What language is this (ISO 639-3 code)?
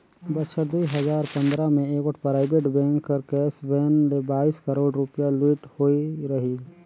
hne